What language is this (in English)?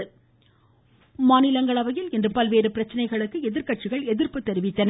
Tamil